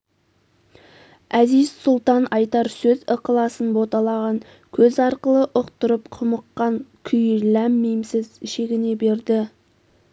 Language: Kazakh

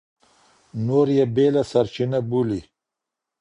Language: Pashto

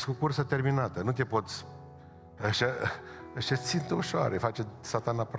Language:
Romanian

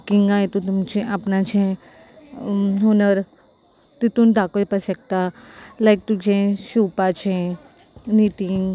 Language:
Konkani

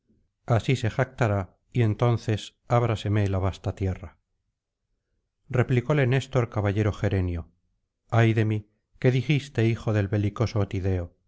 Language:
Spanish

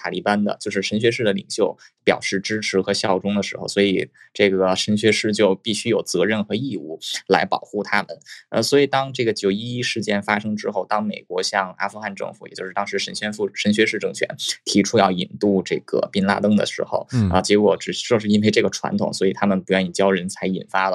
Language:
Chinese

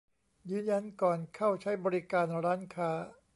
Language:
Thai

